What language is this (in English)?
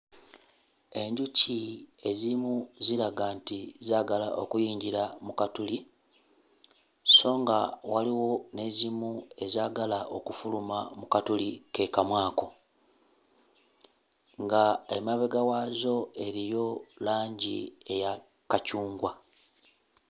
Ganda